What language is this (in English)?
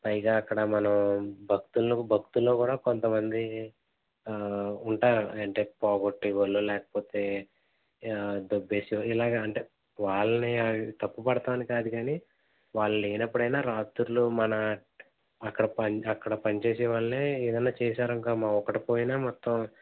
Telugu